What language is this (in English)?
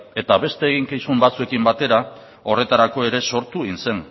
Basque